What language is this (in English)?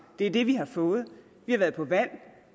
Danish